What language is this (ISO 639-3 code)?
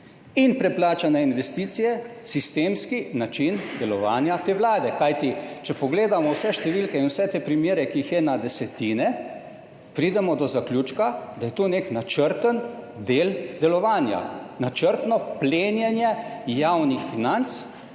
slv